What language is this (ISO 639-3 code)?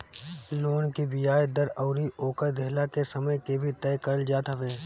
bho